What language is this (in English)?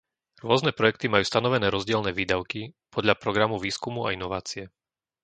Slovak